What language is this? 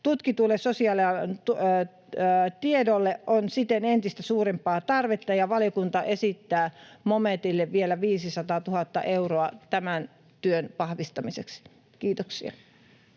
Finnish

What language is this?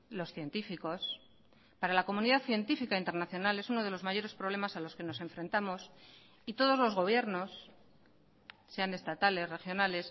Spanish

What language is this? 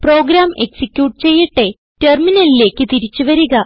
Malayalam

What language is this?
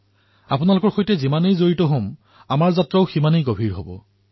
Assamese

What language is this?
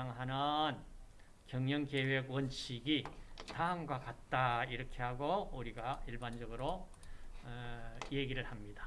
Korean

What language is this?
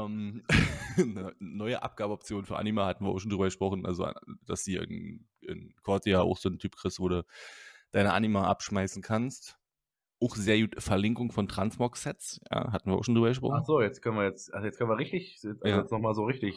German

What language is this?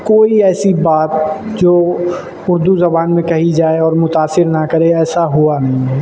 Urdu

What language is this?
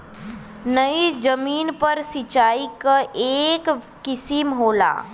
Bhojpuri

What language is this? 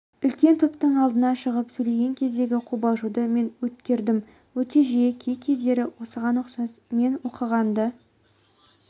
Kazakh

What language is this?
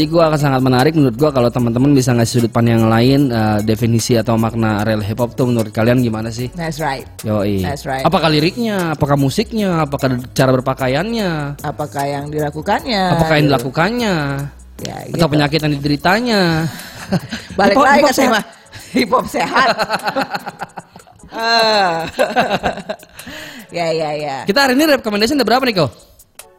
Indonesian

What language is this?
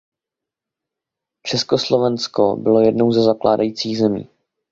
Czech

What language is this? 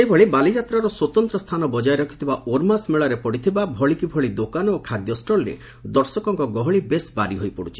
Odia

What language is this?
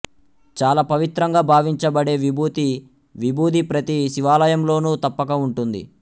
Telugu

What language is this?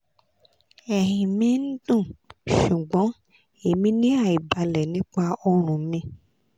Yoruba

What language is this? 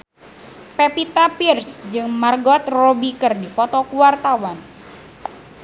Sundanese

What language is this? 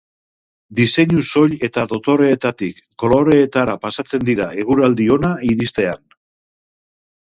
Basque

